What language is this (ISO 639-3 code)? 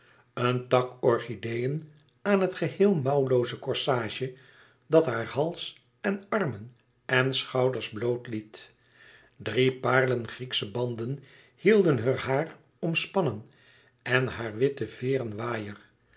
nld